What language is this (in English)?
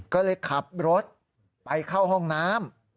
Thai